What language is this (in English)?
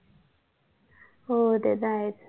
Marathi